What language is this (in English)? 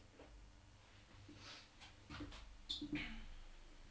Norwegian